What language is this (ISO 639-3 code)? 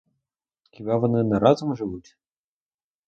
ukr